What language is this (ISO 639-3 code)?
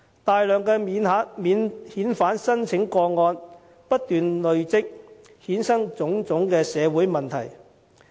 yue